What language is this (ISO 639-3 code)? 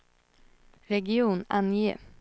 swe